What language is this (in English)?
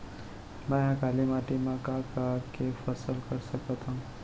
Chhattisgarhi